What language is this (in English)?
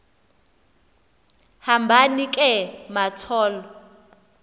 Xhosa